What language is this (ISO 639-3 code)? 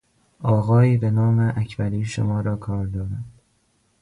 fas